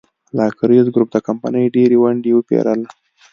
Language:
Pashto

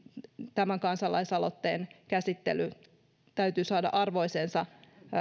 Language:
Finnish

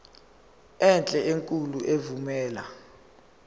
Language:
Zulu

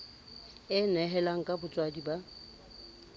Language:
Southern Sotho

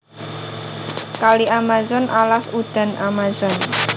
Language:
Javanese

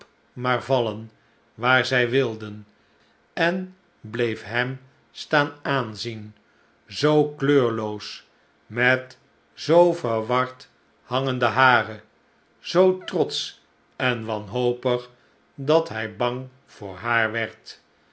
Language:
Dutch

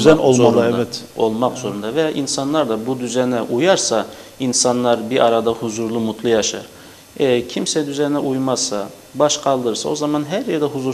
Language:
Turkish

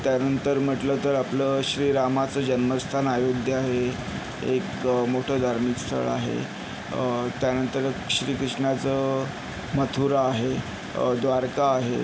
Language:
Marathi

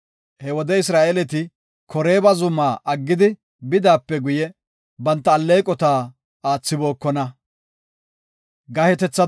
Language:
Gofa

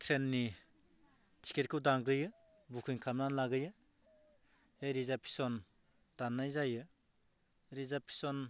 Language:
Bodo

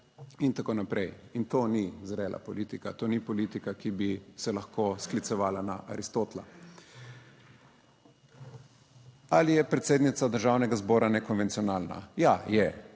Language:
Slovenian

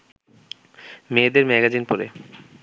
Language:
Bangla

